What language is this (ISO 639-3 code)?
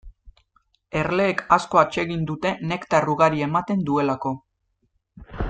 eus